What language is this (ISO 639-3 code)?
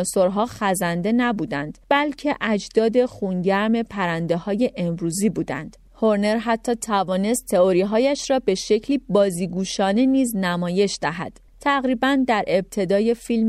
fas